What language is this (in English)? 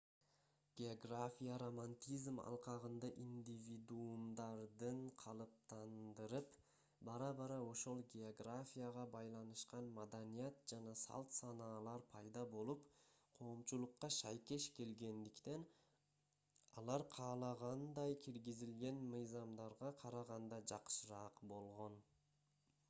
Kyrgyz